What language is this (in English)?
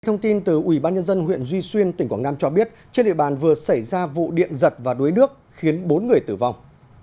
Vietnamese